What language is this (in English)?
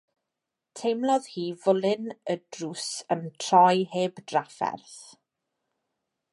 Welsh